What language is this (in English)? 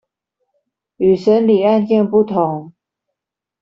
Chinese